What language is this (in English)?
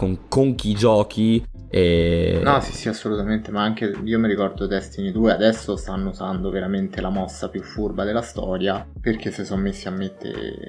Italian